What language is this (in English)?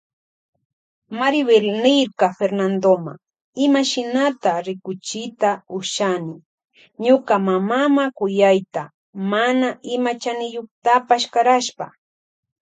Loja Highland Quichua